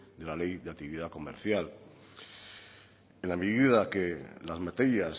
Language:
Spanish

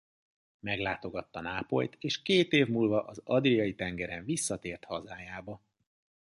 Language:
Hungarian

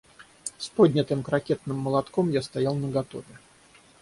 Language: Russian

